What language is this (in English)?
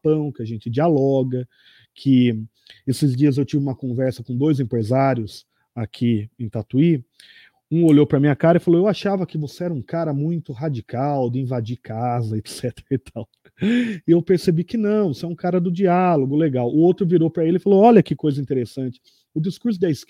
Portuguese